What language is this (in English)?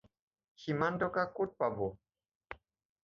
Assamese